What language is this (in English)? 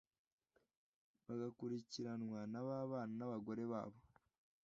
Kinyarwanda